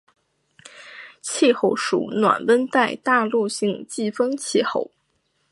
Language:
Chinese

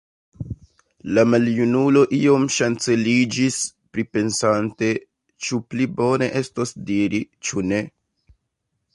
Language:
Esperanto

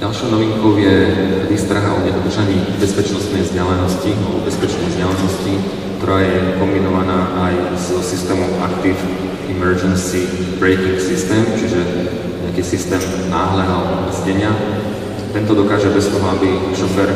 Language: Slovak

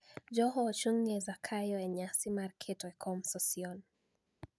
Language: Luo (Kenya and Tanzania)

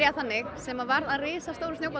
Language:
Icelandic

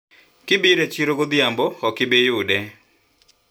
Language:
Luo (Kenya and Tanzania)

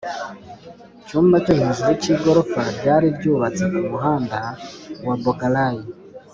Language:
Kinyarwanda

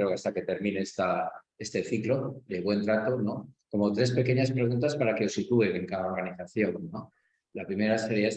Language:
Spanish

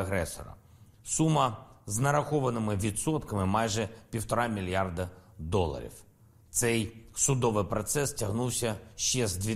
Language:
Ukrainian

